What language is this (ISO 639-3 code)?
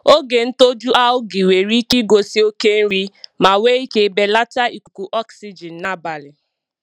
ibo